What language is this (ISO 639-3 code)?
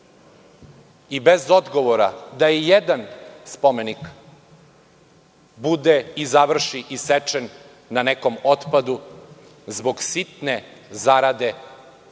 srp